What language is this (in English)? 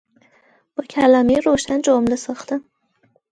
Persian